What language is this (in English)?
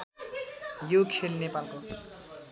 Nepali